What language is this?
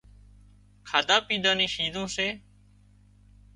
Wadiyara Koli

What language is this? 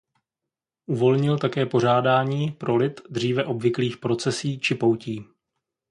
Czech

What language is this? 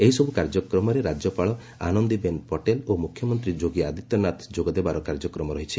Odia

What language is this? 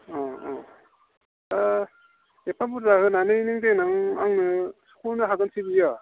Bodo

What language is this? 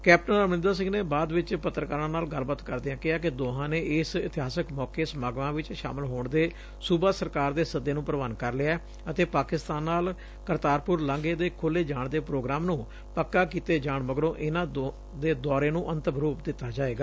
Punjabi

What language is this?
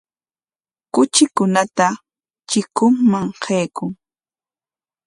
Corongo Ancash Quechua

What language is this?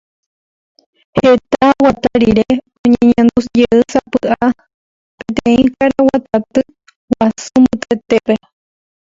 Guarani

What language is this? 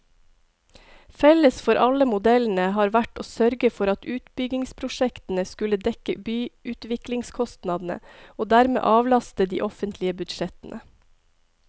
Norwegian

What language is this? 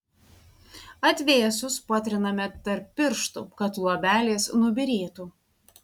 Lithuanian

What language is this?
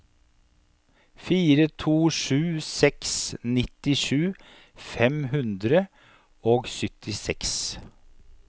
Norwegian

